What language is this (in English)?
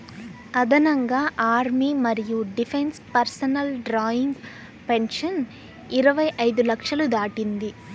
Telugu